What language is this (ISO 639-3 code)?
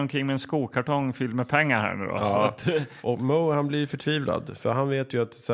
swe